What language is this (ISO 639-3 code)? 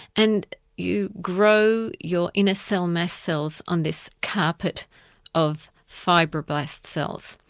eng